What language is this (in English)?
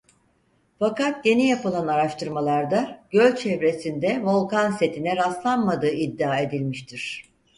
Turkish